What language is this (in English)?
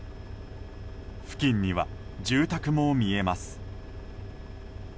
Japanese